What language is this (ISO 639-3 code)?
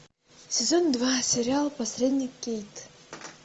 rus